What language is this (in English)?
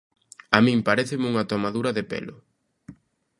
Galician